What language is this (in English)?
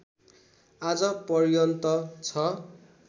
Nepali